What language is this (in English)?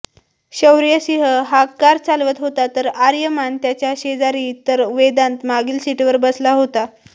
Marathi